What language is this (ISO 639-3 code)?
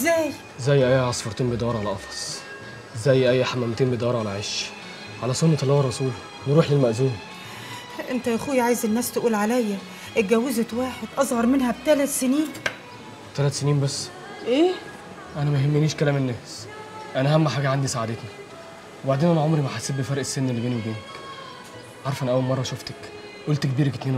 ara